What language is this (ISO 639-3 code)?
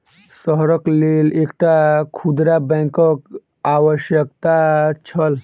mai